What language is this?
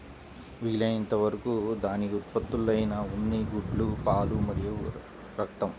Telugu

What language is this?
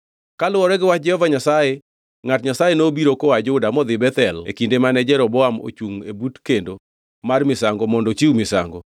Luo (Kenya and Tanzania)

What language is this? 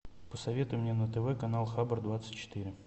Russian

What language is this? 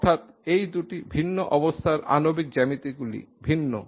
Bangla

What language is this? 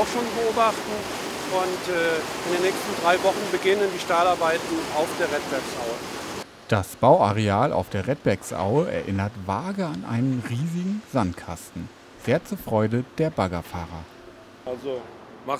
German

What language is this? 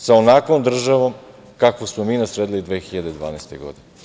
Serbian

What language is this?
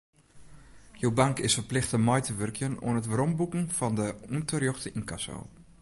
Western Frisian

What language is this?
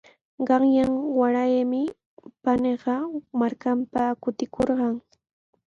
Sihuas Ancash Quechua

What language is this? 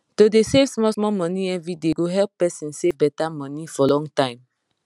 Nigerian Pidgin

